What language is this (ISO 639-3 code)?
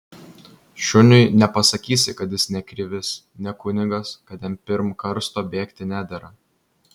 lit